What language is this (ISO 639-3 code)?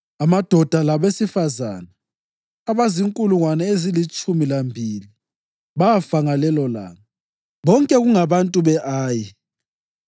nde